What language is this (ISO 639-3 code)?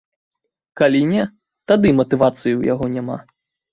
bel